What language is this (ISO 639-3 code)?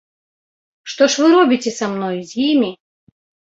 bel